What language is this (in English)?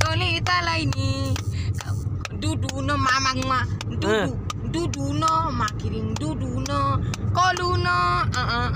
Indonesian